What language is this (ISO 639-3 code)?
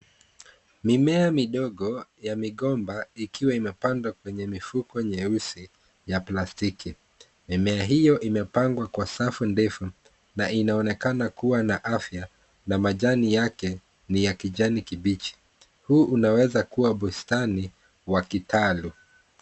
swa